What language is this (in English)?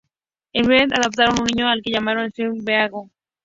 Spanish